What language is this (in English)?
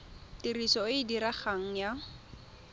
Tswana